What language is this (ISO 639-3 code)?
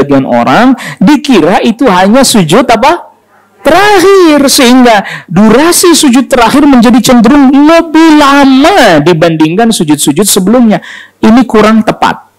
ind